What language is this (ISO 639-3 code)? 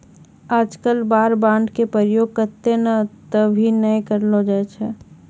mai